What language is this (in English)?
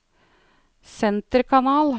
Norwegian